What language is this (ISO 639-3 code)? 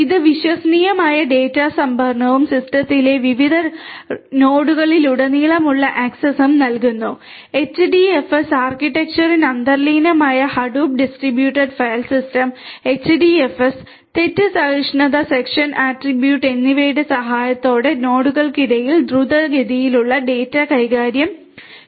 mal